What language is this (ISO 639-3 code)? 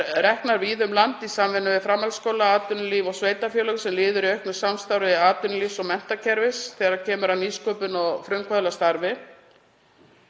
isl